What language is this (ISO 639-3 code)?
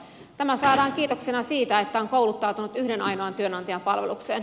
fin